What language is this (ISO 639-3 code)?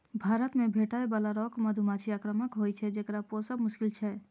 mai